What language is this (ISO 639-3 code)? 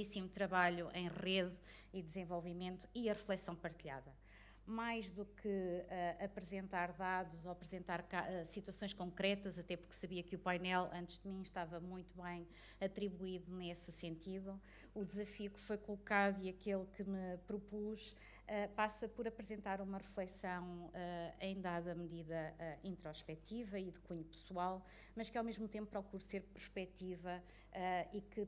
por